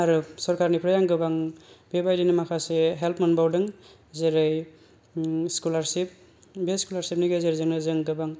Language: Bodo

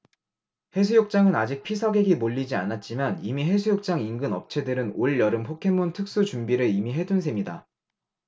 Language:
Korean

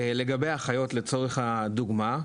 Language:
Hebrew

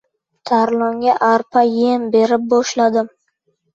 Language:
Uzbek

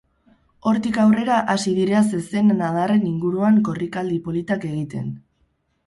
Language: Basque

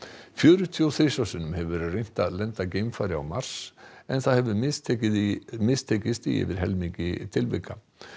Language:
Icelandic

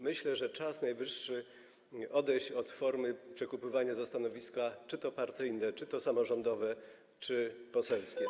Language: Polish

